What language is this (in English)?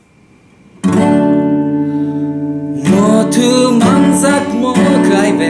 Vietnamese